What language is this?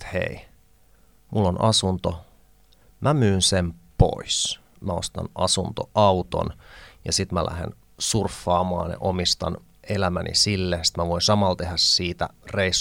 Finnish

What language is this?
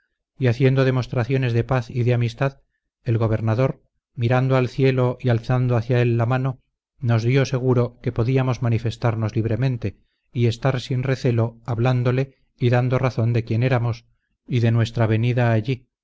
Spanish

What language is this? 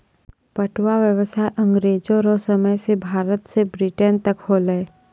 Maithili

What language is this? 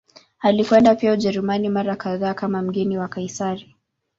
Swahili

